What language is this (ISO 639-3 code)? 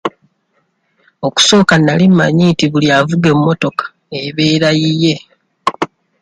lug